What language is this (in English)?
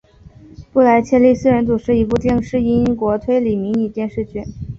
Chinese